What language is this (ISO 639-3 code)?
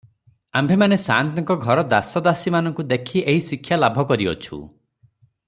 ori